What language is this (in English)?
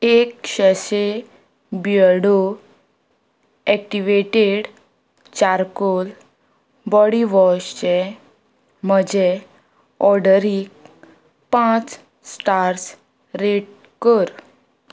Konkani